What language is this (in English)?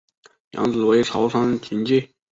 Chinese